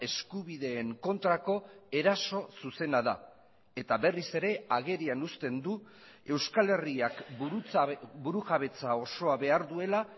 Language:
Basque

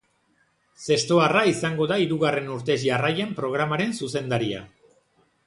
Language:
Basque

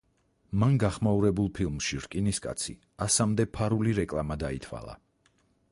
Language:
Georgian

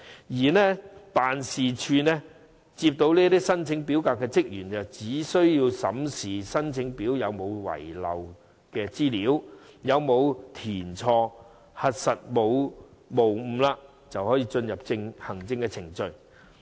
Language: Cantonese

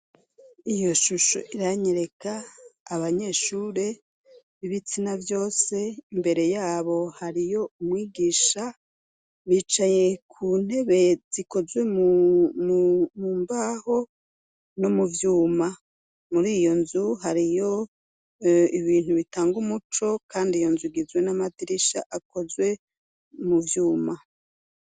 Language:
Rundi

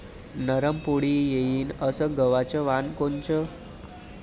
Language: Marathi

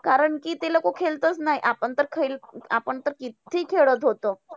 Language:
Marathi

